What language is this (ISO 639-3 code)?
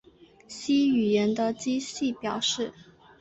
zho